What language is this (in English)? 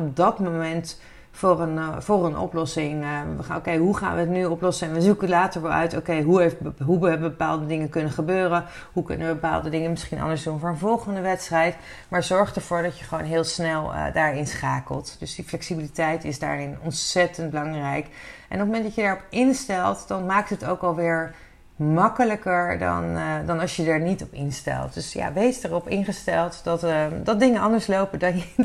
Dutch